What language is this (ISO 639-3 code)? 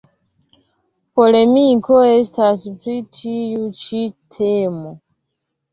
epo